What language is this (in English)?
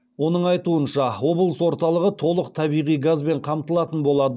Kazakh